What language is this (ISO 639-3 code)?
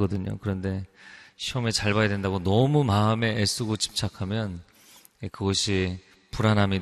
kor